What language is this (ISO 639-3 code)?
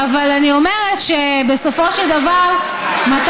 heb